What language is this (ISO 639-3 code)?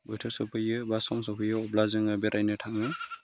brx